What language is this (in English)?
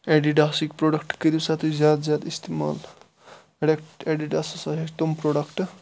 Kashmiri